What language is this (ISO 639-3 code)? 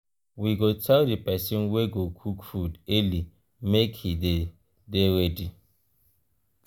pcm